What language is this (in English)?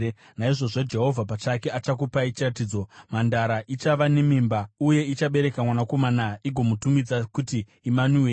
Shona